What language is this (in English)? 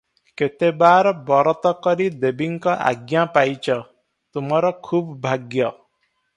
Odia